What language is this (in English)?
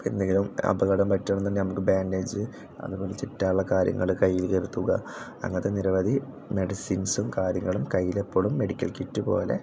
Malayalam